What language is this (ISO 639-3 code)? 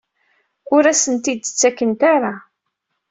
kab